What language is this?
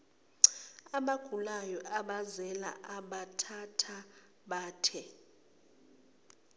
Zulu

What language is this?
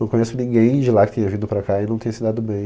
Portuguese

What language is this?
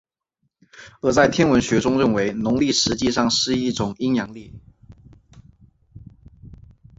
Chinese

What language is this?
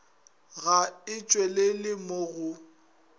Northern Sotho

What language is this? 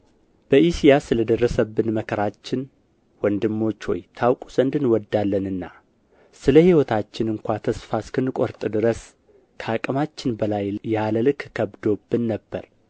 Amharic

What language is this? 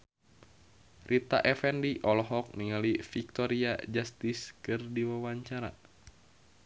Sundanese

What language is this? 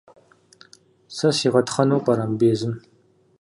Kabardian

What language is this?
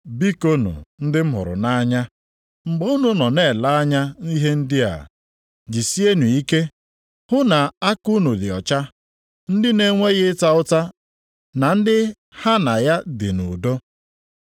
Igbo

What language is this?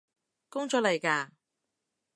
Cantonese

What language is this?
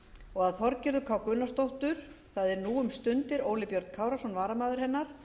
Icelandic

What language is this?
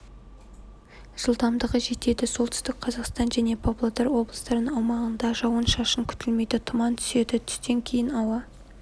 Kazakh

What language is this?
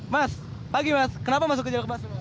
Indonesian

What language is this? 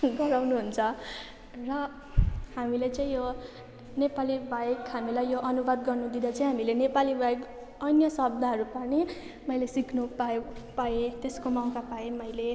Nepali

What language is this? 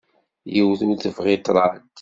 Kabyle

